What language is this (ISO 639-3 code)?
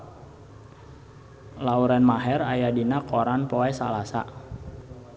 sun